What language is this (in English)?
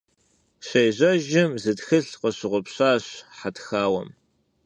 Kabardian